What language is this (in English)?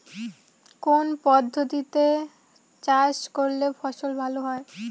Bangla